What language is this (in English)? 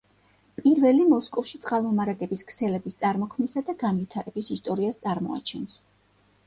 Georgian